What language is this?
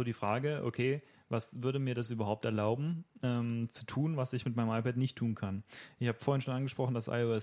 German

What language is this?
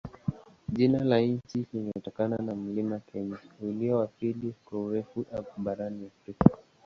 Swahili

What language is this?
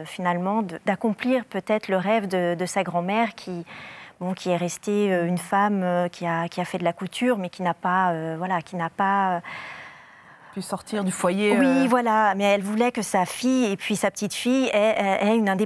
French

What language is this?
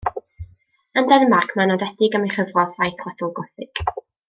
Welsh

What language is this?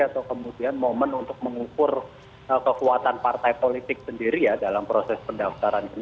Indonesian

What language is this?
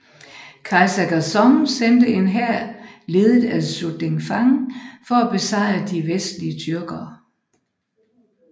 Danish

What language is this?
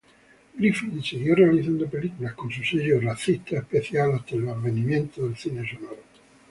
Spanish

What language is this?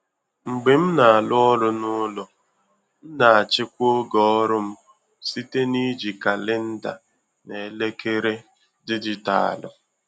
Igbo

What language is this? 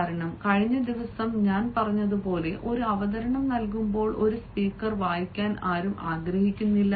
Malayalam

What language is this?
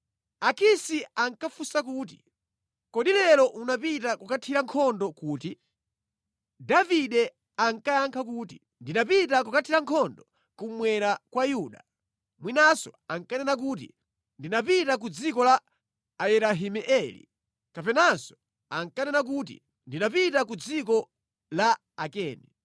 Nyanja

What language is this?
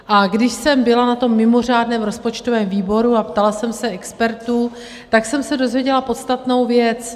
Czech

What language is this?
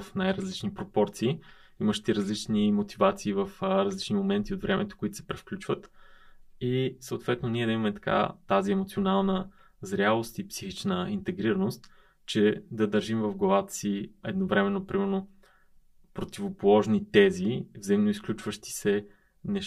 Bulgarian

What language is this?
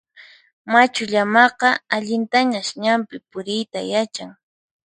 Puno Quechua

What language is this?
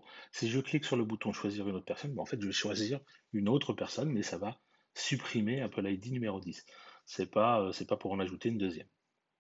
French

